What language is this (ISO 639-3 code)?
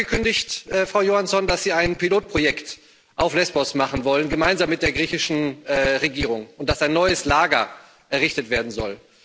deu